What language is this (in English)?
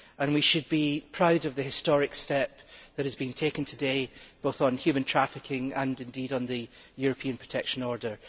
English